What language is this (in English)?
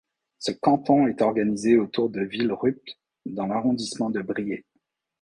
French